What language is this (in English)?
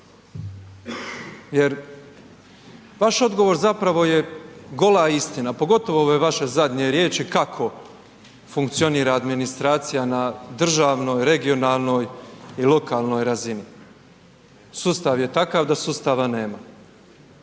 Croatian